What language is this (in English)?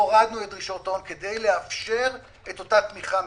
Hebrew